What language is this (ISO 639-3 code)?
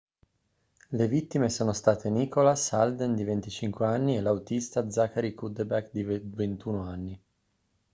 ita